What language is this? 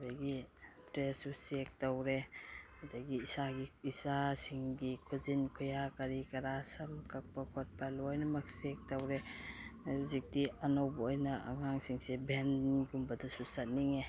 Manipuri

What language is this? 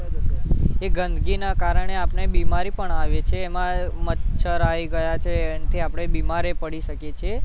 Gujarati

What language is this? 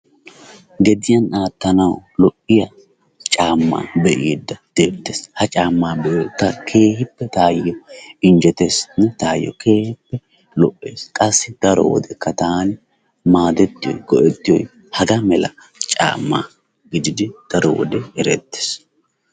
Wolaytta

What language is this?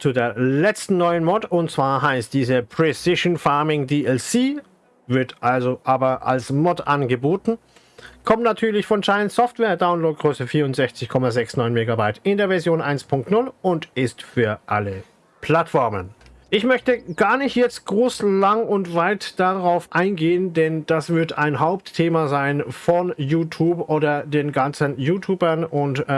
German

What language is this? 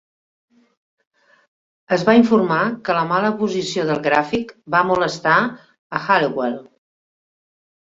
Catalan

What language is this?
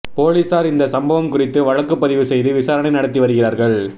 Tamil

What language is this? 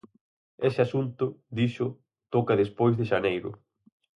Galician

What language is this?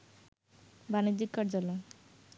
Bangla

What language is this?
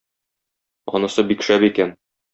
Tatar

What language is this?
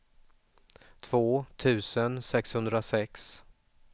Swedish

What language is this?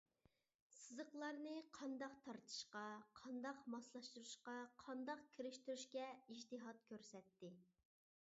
Uyghur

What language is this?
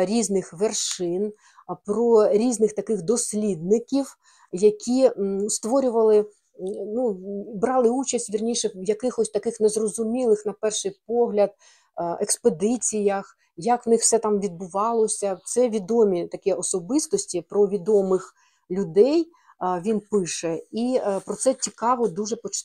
Ukrainian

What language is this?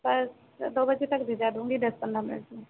Hindi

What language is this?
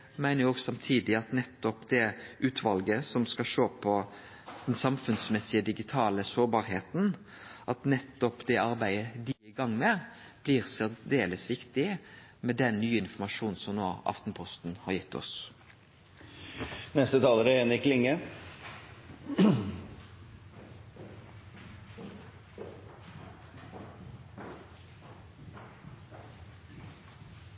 Norwegian Nynorsk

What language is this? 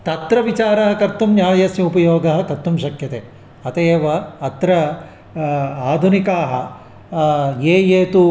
Sanskrit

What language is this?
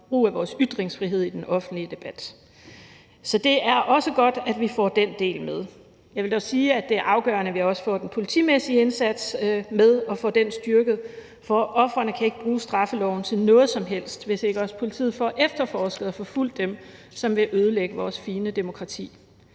Danish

